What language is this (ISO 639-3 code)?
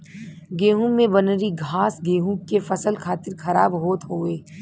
bho